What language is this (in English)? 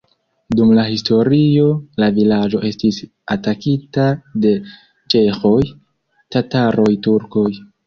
Esperanto